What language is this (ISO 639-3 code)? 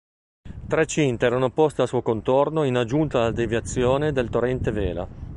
ita